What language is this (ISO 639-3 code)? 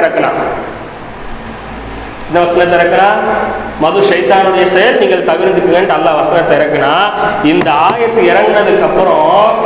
tam